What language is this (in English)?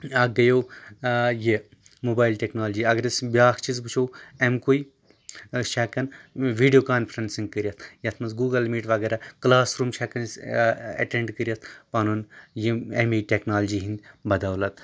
Kashmiri